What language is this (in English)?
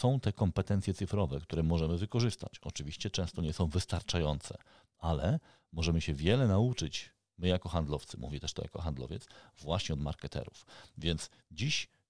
Polish